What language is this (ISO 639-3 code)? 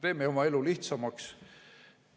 est